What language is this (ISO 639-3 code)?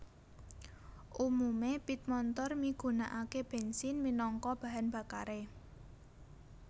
jav